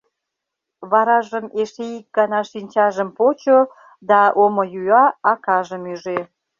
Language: Mari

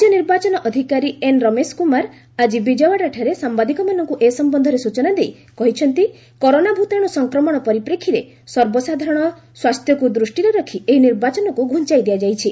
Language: Odia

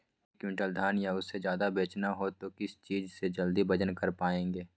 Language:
Magahi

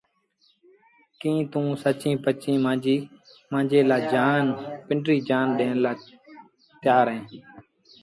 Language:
Sindhi Bhil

